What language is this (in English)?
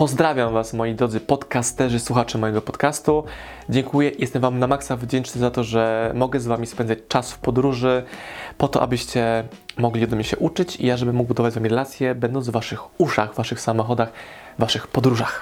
Polish